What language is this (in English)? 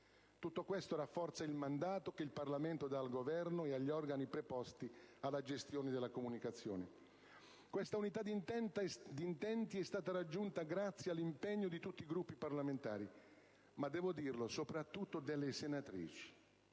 Italian